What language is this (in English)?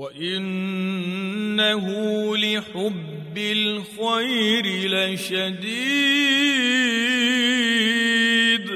Arabic